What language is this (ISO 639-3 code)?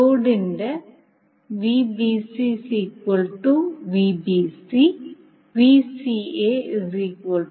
mal